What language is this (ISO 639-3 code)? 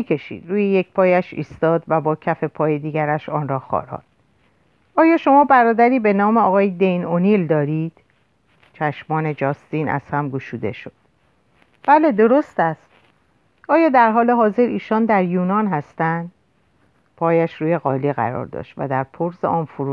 fas